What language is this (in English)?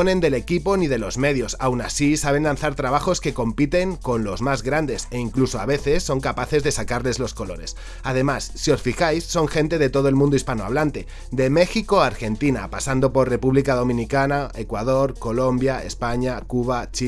Spanish